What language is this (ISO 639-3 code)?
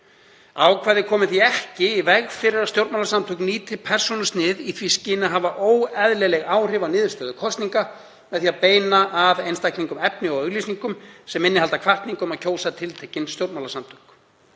isl